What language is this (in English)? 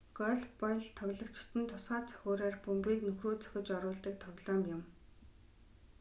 Mongolian